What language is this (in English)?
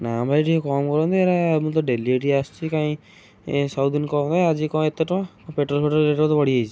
Odia